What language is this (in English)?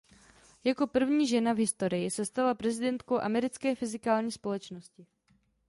Czech